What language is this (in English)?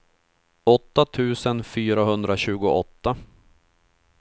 Swedish